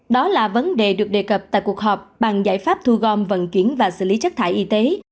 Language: Vietnamese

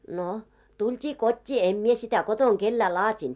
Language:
Finnish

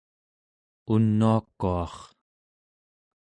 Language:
Central Yupik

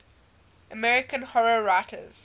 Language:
English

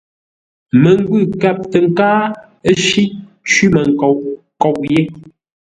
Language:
Ngombale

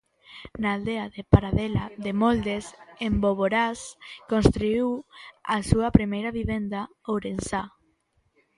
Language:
Galician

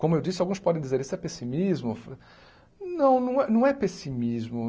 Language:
Portuguese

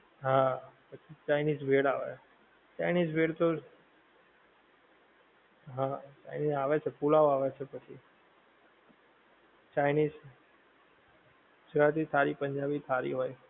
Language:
Gujarati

